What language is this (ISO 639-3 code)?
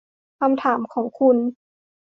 tha